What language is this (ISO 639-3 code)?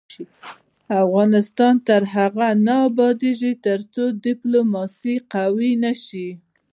pus